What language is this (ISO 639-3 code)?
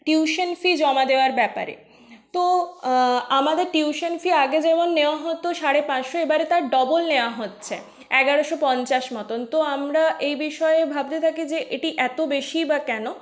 ben